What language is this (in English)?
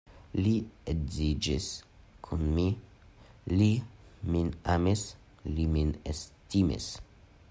Esperanto